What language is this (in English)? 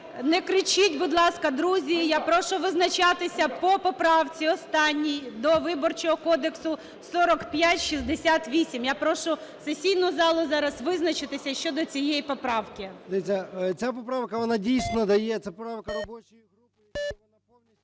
Ukrainian